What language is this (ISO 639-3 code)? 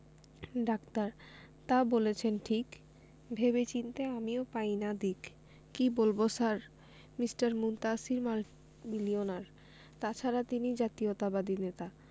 ben